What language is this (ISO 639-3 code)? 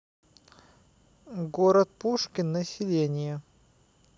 rus